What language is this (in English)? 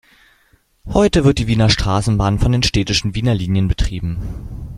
German